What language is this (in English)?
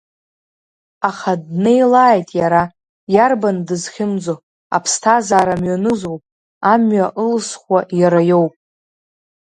Abkhazian